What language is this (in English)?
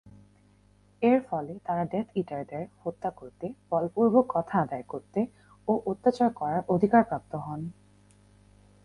Bangla